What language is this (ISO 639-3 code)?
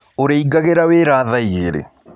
kik